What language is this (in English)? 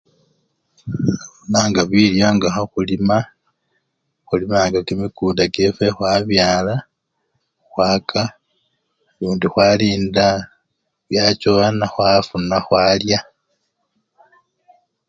Luyia